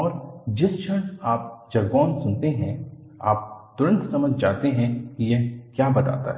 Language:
Hindi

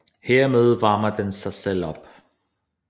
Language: Danish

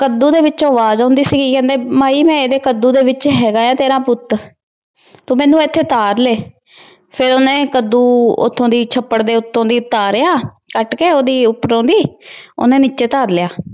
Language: Punjabi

